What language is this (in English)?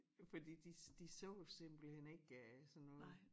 Danish